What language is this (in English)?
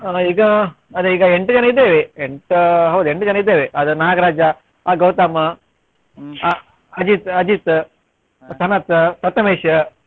Kannada